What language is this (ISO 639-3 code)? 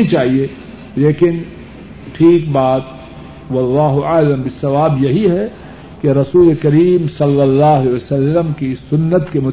urd